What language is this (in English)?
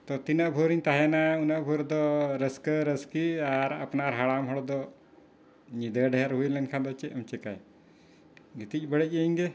Santali